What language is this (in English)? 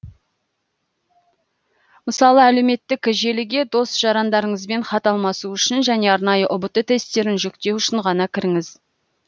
Kazakh